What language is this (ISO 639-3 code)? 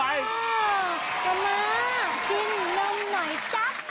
tha